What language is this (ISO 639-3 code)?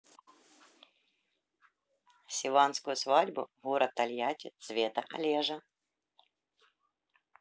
rus